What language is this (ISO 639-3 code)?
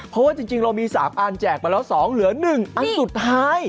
tha